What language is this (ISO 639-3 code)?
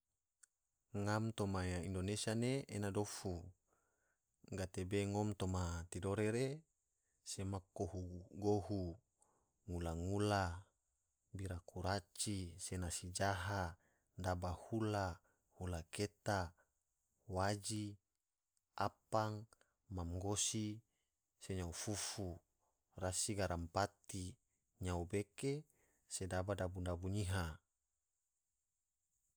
tvo